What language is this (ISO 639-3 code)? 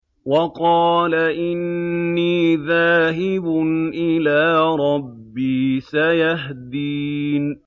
ara